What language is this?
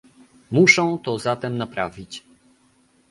Polish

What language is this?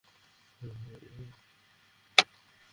Bangla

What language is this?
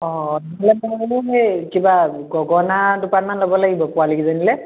Assamese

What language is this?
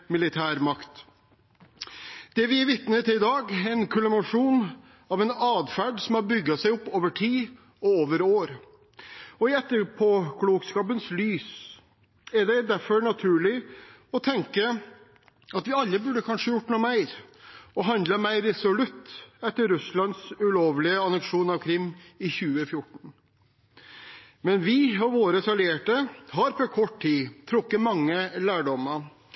Norwegian Bokmål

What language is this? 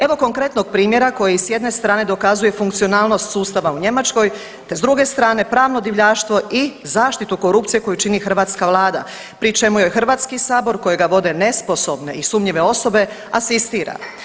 Croatian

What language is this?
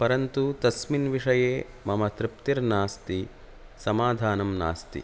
Sanskrit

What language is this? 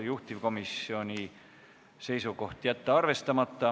Estonian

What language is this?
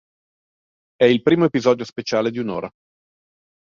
Italian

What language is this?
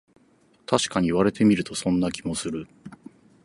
Japanese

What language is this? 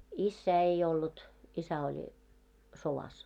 Finnish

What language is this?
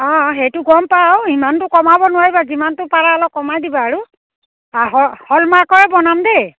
Assamese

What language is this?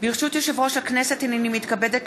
Hebrew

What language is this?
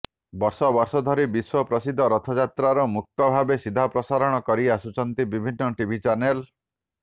Odia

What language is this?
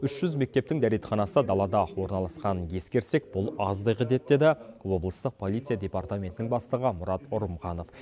Kazakh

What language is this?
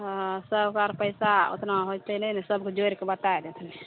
Maithili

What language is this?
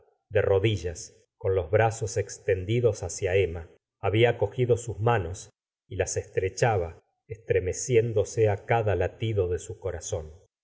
Spanish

